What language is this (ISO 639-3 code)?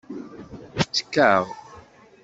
kab